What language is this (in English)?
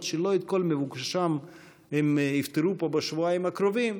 Hebrew